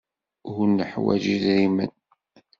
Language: Kabyle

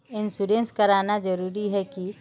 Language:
Magahi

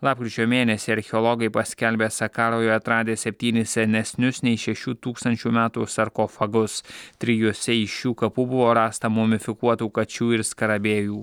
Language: Lithuanian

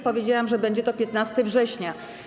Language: Polish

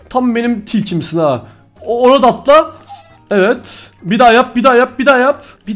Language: Turkish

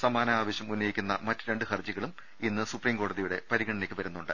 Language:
Malayalam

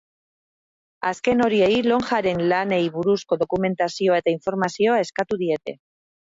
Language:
Basque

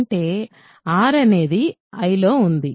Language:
Telugu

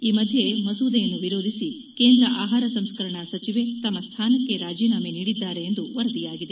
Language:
Kannada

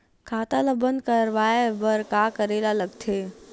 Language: Chhattisgarhi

